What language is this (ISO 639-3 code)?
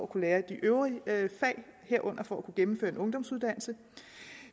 dan